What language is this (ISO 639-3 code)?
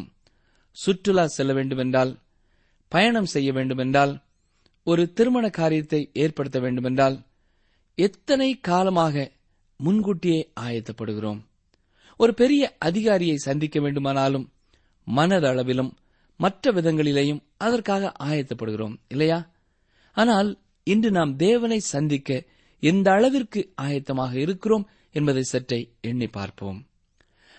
tam